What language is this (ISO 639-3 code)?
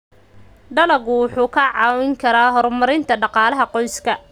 som